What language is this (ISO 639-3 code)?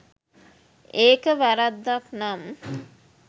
sin